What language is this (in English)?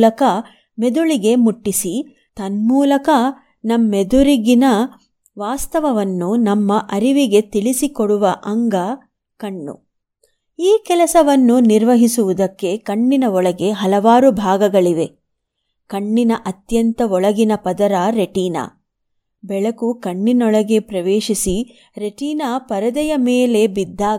Kannada